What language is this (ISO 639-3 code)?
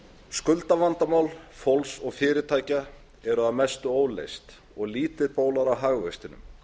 isl